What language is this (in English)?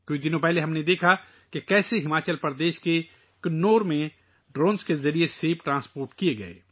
Urdu